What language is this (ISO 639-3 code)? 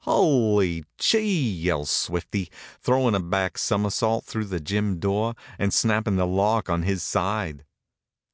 eng